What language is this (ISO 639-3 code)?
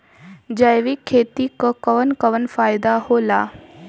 bho